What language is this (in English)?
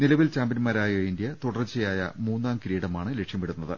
Malayalam